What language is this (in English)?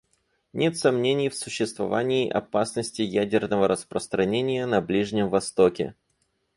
Russian